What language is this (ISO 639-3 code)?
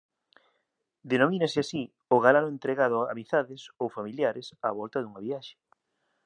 glg